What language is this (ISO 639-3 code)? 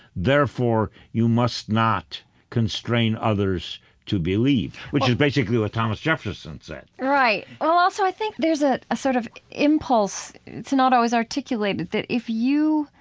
eng